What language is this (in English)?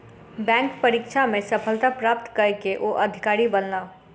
Maithili